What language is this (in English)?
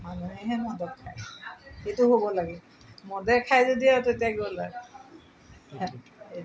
Assamese